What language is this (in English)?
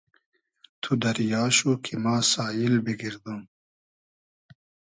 Hazaragi